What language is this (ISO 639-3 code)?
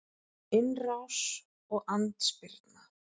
isl